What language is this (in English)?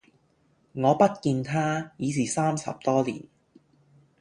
Cantonese